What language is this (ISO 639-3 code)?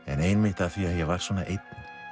isl